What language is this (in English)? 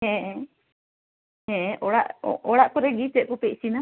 Santali